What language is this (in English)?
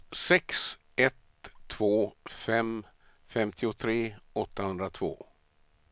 Swedish